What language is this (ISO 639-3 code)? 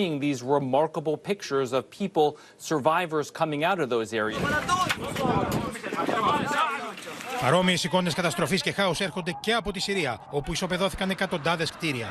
ell